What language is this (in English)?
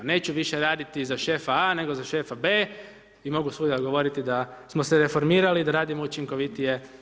Croatian